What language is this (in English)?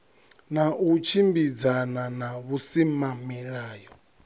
Venda